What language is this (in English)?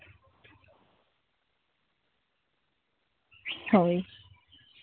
Santali